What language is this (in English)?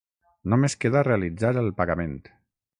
Catalan